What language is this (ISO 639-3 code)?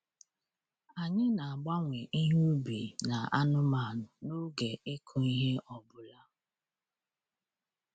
ibo